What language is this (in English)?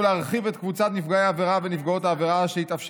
Hebrew